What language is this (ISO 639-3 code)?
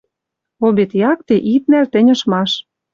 mrj